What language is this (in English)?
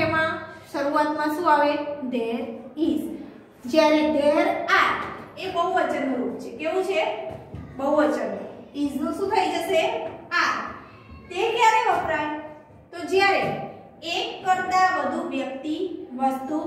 Hindi